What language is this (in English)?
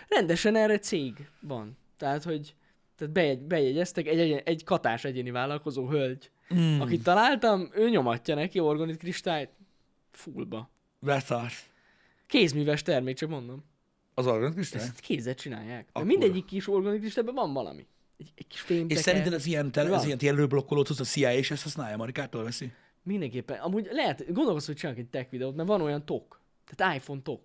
Hungarian